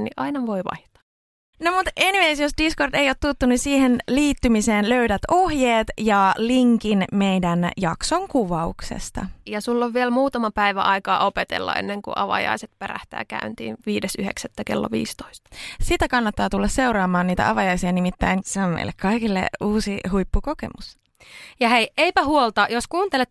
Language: Finnish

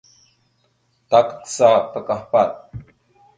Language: Mada (Cameroon)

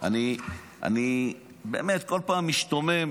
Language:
Hebrew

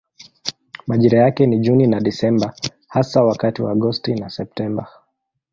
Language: Swahili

